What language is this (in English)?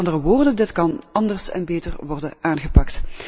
Dutch